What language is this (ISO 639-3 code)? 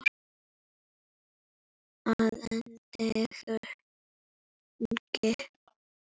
isl